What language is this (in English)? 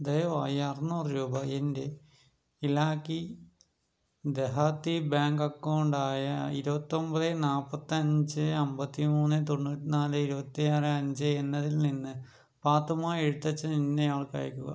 Malayalam